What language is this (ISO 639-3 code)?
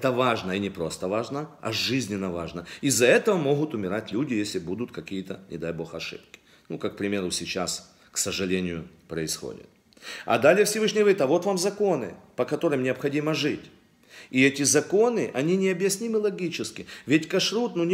rus